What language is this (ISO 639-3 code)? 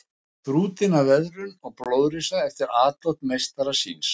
isl